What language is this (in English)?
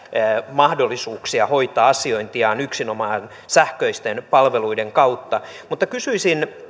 Finnish